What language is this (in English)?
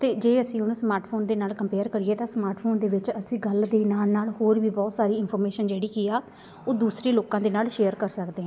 Punjabi